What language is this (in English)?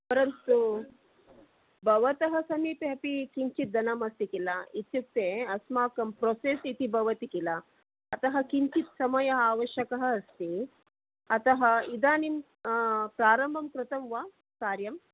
Sanskrit